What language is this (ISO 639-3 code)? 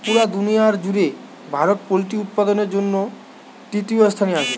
ben